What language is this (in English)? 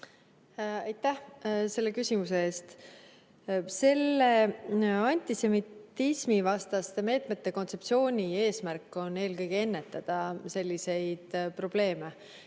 Estonian